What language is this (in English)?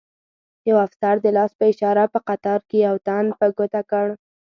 Pashto